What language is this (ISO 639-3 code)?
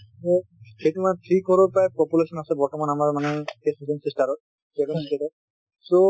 asm